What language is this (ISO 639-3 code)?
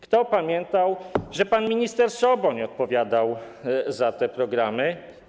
pol